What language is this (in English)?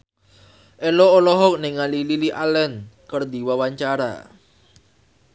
Sundanese